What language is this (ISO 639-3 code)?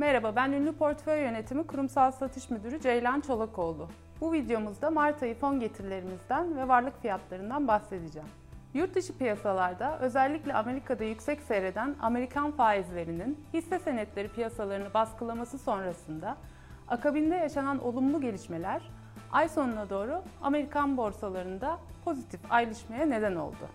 tur